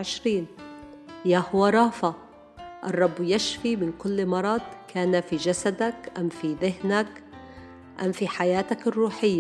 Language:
Arabic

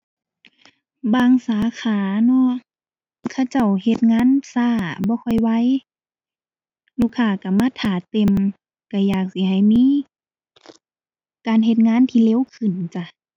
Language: Thai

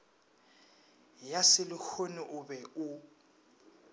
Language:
Northern Sotho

